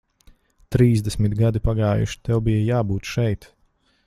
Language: Latvian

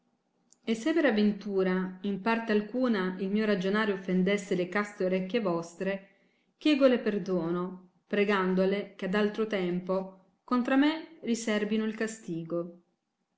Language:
Italian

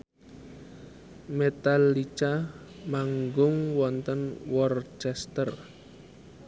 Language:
Javanese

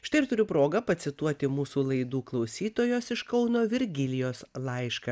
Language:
Lithuanian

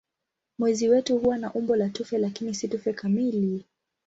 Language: Swahili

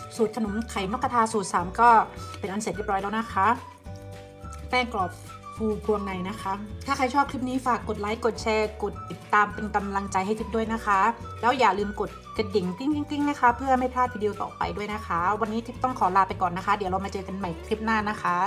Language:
Thai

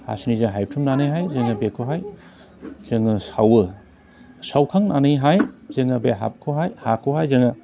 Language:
Bodo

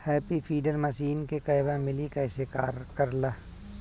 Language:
Bhojpuri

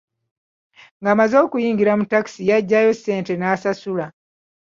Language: Ganda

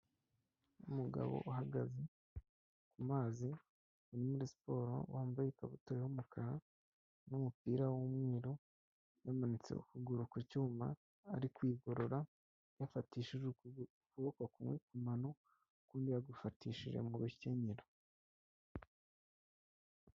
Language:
Kinyarwanda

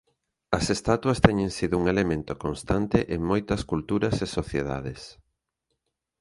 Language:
Galician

